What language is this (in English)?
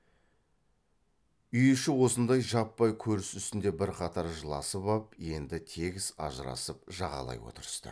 Kazakh